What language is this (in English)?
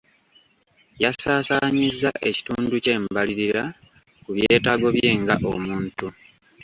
Ganda